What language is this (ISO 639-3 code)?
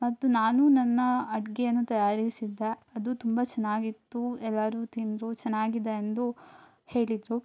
kan